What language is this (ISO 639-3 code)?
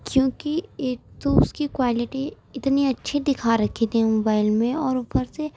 urd